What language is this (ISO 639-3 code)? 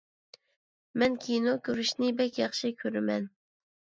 uig